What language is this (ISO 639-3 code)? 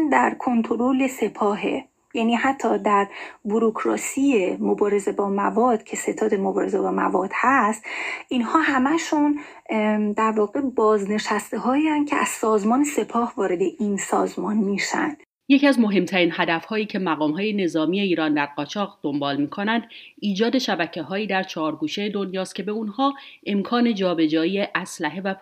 fas